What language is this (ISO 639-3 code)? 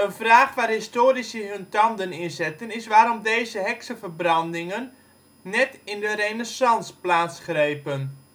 nld